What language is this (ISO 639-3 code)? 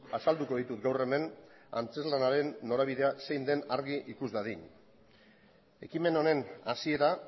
eus